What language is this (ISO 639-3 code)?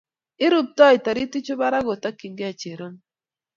kln